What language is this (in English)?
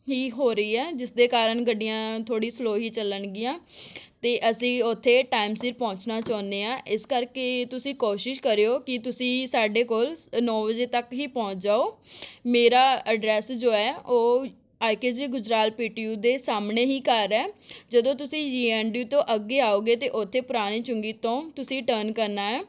Punjabi